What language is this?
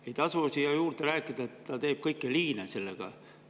Estonian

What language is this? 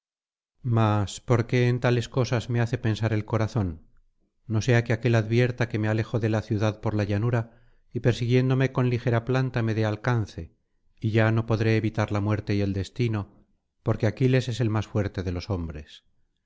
Spanish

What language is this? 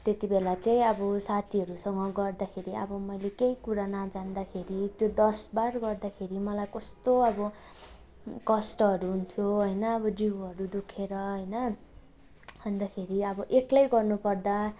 Nepali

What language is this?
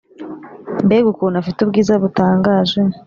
Kinyarwanda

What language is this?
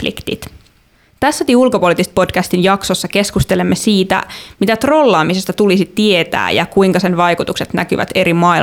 Finnish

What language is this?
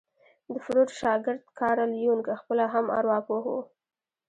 Pashto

